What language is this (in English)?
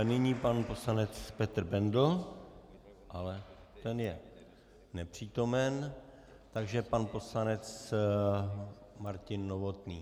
Czech